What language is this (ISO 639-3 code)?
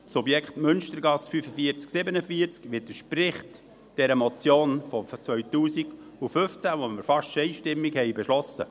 gsw